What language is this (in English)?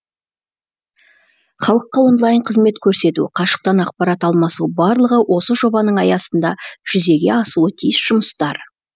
Kazakh